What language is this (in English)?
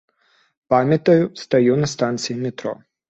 Belarusian